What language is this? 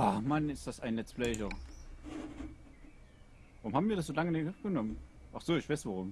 German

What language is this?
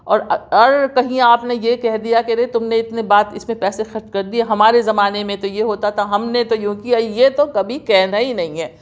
Urdu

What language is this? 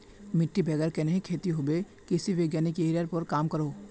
Magahi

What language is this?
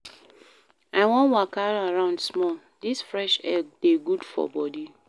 Nigerian Pidgin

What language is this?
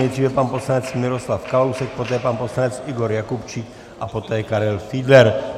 Czech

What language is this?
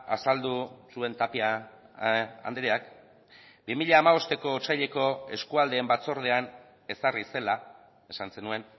Basque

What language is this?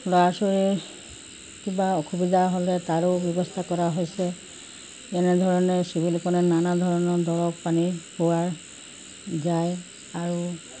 Assamese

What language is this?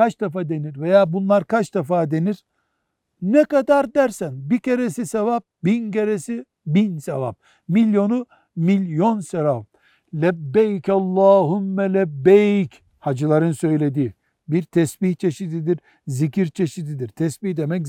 Turkish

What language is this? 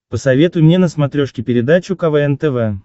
Russian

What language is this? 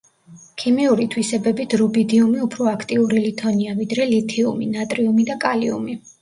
Georgian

